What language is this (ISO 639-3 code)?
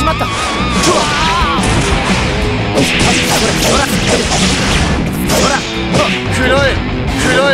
jpn